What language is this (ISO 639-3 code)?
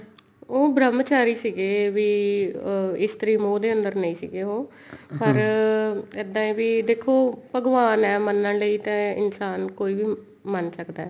pan